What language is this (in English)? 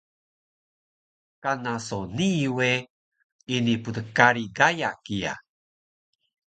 Taroko